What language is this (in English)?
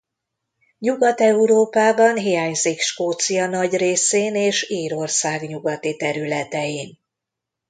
Hungarian